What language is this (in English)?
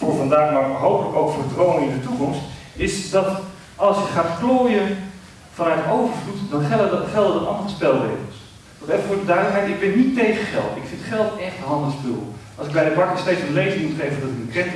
Dutch